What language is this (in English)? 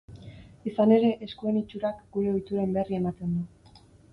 Basque